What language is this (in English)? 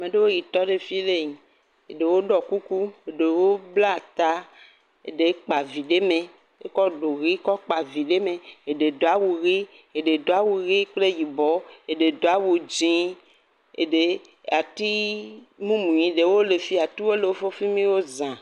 Ewe